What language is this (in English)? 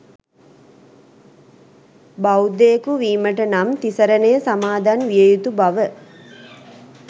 Sinhala